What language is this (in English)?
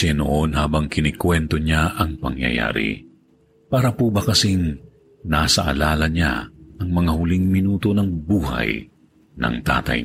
Filipino